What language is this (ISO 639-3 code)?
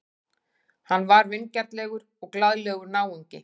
isl